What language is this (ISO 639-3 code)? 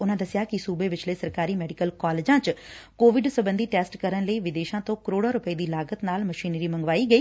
pan